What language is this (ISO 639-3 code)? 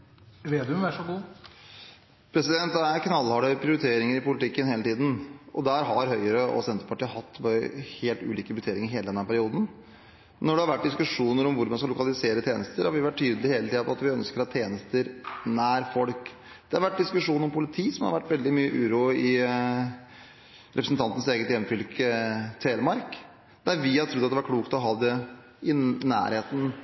nor